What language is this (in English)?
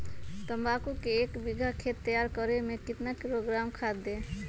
Magahi